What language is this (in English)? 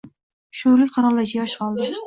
Uzbek